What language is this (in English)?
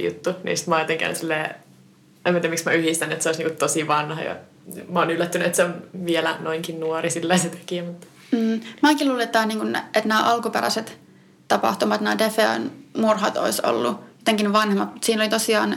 Finnish